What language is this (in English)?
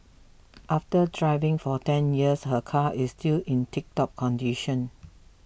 English